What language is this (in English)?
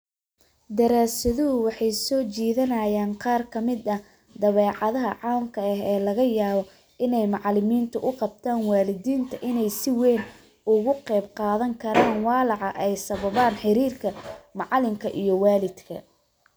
Somali